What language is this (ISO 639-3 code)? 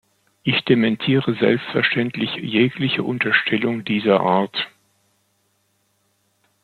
deu